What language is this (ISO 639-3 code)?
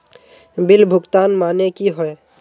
mag